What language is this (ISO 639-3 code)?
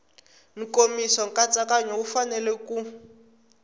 tso